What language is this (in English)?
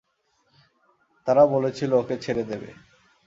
Bangla